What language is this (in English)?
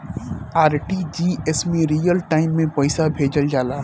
Bhojpuri